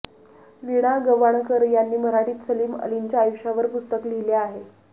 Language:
Marathi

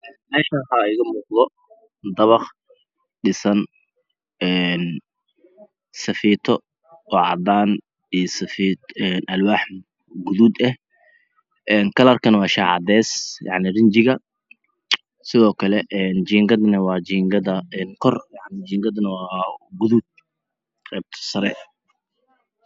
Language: Somali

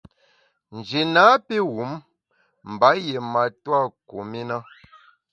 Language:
Bamun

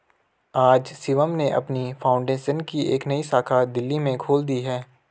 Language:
Hindi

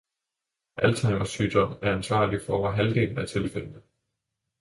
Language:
Danish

